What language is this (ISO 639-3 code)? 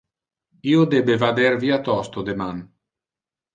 ina